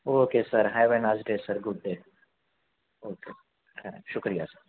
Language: Urdu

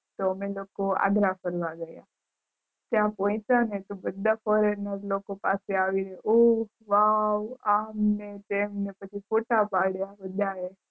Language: Gujarati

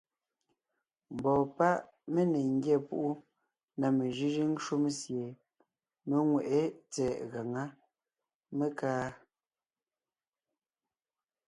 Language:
Ngiemboon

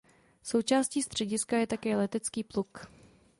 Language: Czech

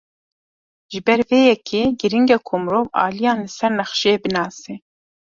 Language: Kurdish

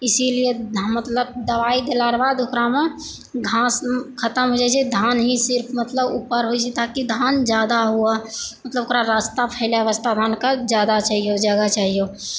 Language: Maithili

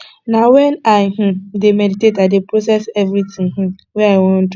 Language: Nigerian Pidgin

